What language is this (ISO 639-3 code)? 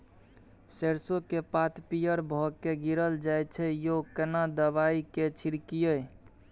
mai